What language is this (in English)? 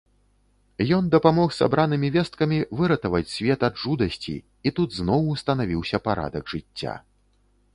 Belarusian